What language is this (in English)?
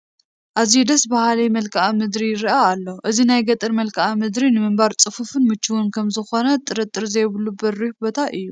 Tigrinya